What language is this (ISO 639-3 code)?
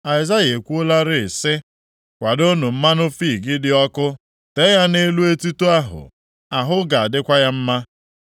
ibo